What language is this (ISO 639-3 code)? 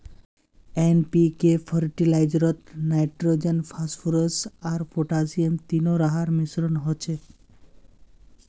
mag